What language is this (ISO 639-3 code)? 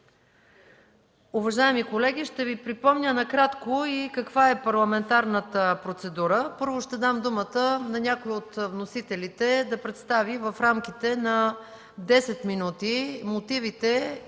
bul